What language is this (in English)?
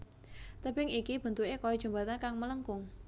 Javanese